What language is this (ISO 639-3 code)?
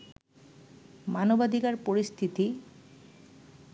ben